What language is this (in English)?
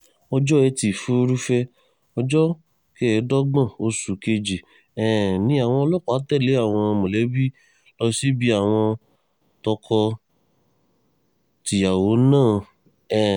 Yoruba